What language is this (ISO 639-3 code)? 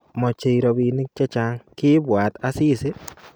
kln